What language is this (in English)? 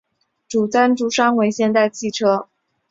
Chinese